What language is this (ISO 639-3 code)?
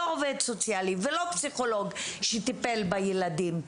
heb